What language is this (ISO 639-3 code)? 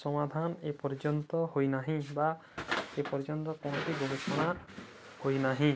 ori